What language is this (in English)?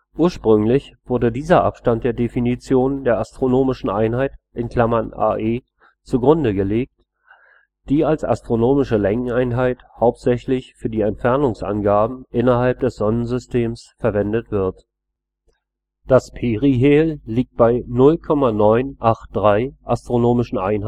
German